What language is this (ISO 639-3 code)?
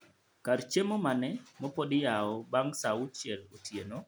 luo